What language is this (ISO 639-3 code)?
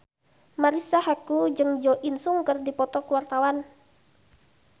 sun